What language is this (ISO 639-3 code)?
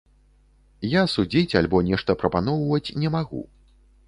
bel